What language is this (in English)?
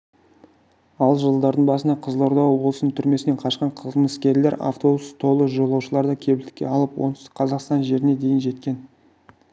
Kazakh